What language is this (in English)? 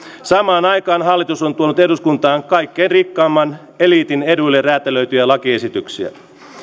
Finnish